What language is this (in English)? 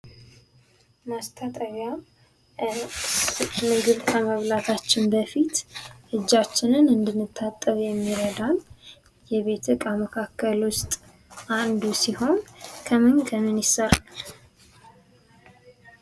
Amharic